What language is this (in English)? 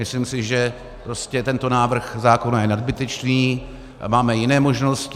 Czech